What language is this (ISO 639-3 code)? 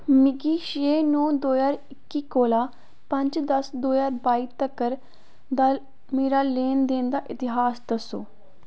doi